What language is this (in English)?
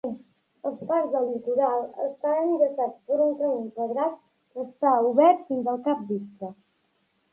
Catalan